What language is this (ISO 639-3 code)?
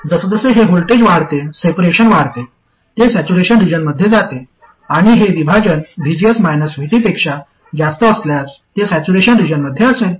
mar